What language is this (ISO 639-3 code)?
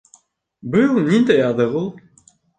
bak